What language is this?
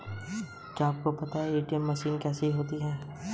Hindi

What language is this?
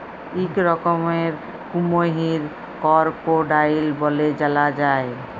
Bangla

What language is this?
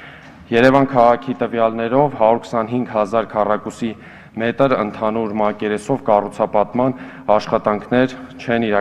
Romanian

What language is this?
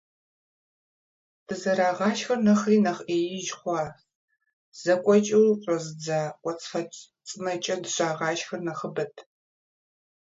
Kabardian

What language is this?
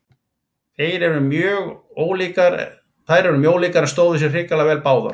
Icelandic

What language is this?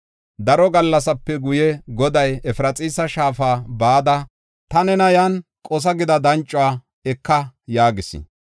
Gofa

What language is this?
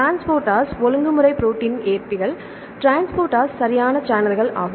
Tamil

